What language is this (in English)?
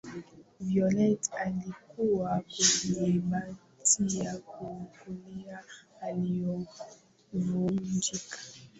Swahili